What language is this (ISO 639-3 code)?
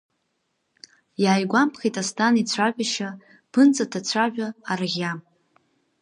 abk